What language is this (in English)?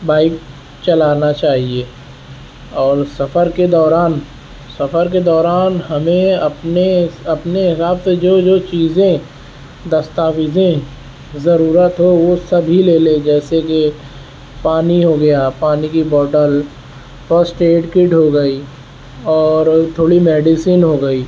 Urdu